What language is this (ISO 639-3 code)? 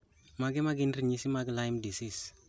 luo